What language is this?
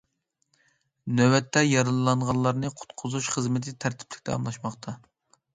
Uyghur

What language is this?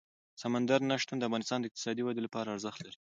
Pashto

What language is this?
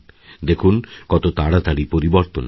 Bangla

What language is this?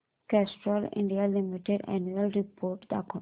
Marathi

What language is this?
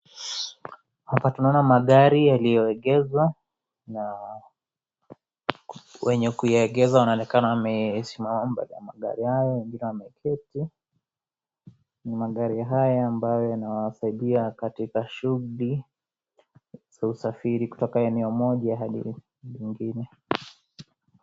Swahili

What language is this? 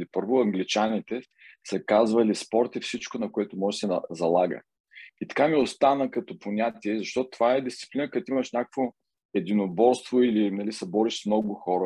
Bulgarian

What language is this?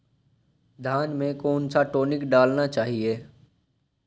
Hindi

